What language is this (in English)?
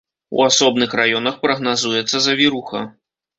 Belarusian